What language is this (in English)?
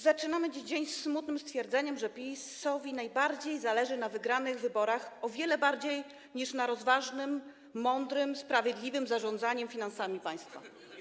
Polish